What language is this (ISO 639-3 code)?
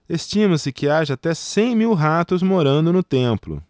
por